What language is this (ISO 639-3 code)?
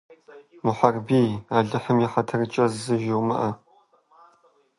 kbd